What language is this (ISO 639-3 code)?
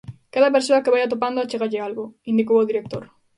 glg